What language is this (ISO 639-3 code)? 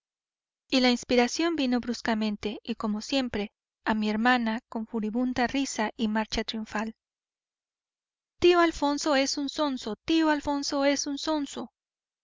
spa